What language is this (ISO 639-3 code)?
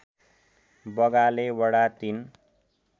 nep